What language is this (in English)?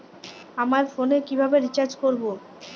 Bangla